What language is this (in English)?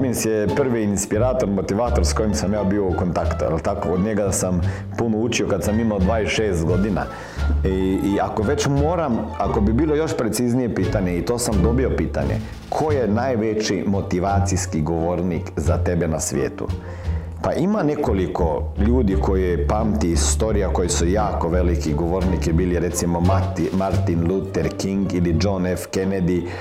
Croatian